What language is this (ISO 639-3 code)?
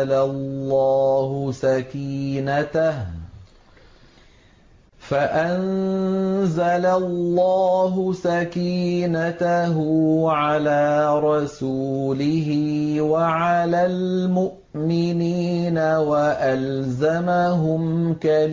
ara